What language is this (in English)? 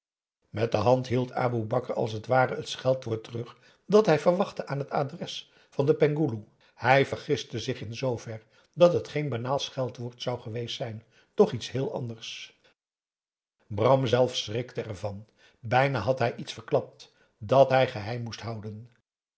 Dutch